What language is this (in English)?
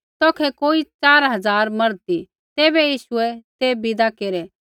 Kullu Pahari